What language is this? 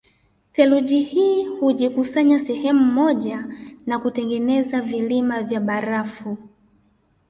Swahili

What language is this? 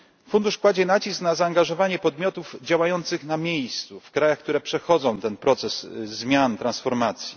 Polish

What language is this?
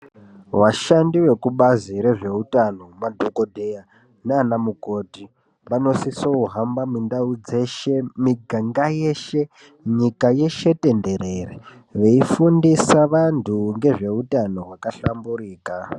Ndau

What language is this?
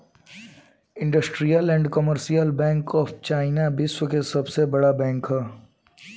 Bhojpuri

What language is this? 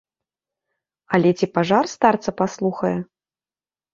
Belarusian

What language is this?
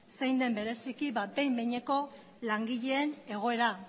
Basque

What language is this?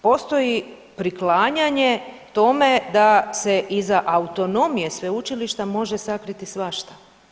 Croatian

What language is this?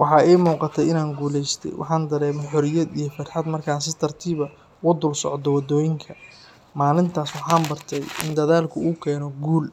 Somali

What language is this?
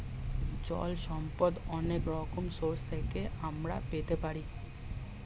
Bangla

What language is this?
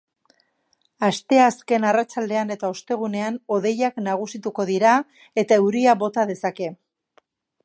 Basque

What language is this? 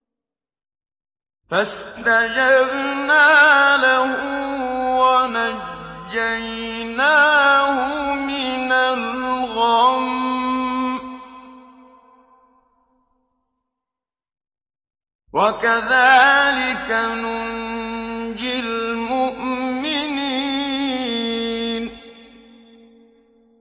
Arabic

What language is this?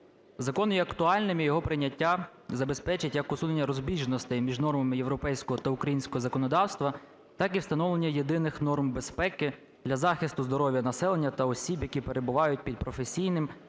Ukrainian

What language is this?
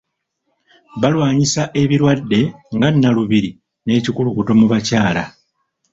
Ganda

